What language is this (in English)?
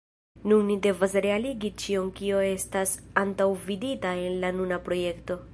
Esperanto